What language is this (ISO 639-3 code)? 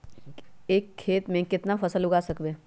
mag